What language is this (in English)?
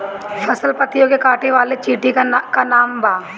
Bhojpuri